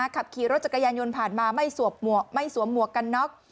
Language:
Thai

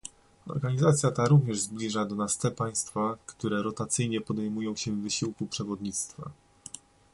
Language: Polish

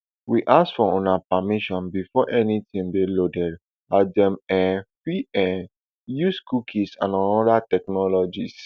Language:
Nigerian Pidgin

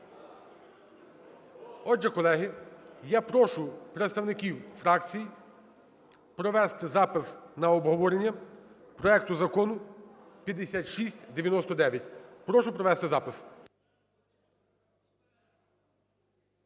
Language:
Ukrainian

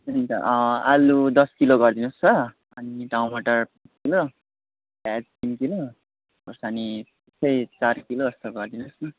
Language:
Nepali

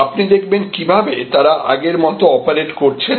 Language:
Bangla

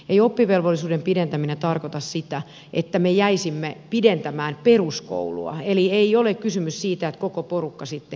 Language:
Finnish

